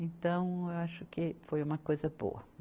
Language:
Portuguese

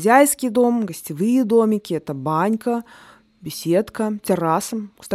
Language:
Russian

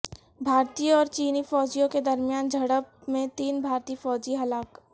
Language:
Urdu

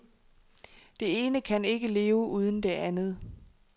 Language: Danish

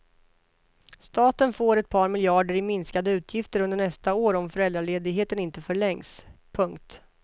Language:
Swedish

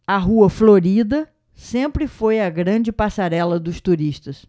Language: Portuguese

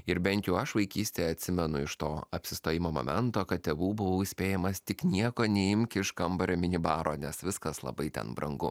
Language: Lithuanian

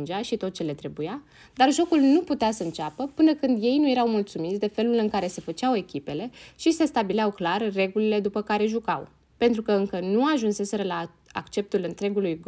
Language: Romanian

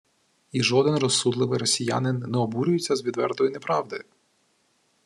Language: Ukrainian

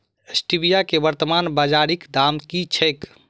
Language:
Maithili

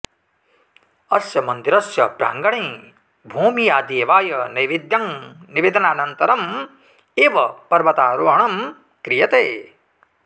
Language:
Sanskrit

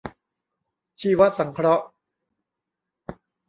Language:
Thai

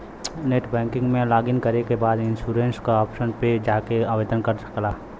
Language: Bhojpuri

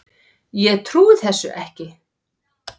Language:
Icelandic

